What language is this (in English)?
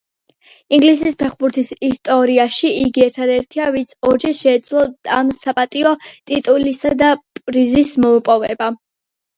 Georgian